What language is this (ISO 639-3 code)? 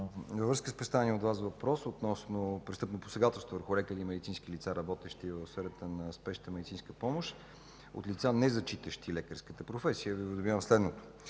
bul